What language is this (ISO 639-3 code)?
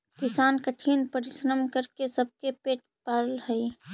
mag